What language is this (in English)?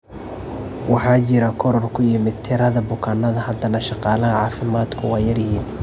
Somali